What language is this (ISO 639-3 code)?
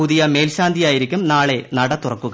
mal